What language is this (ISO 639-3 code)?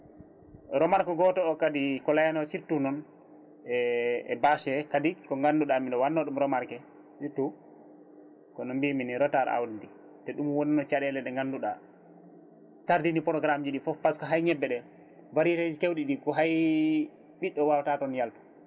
ful